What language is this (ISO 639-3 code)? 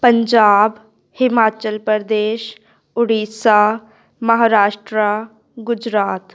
pan